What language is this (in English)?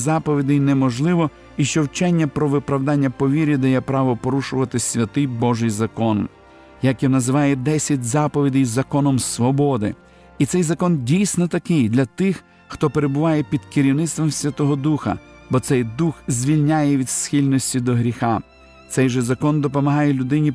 Ukrainian